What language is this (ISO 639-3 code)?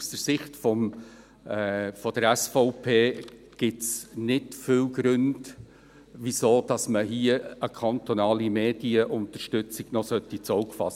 gsw